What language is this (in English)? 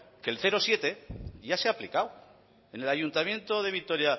Spanish